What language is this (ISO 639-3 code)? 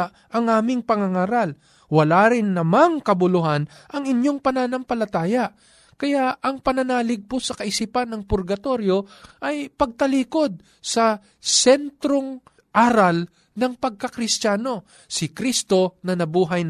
fil